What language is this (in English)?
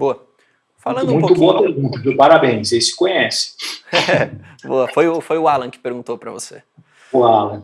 Portuguese